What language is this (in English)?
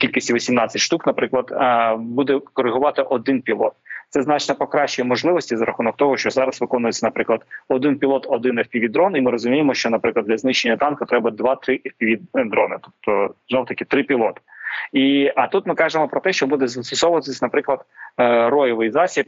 Ukrainian